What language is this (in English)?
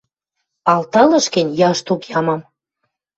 Western Mari